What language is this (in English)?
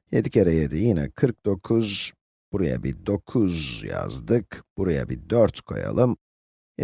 Turkish